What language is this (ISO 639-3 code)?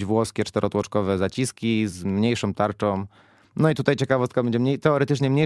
pol